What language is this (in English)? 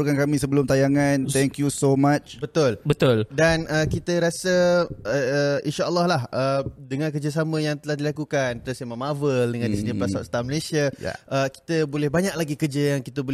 Malay